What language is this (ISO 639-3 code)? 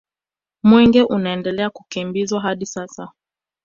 swa